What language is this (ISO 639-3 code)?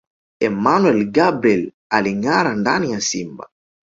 swa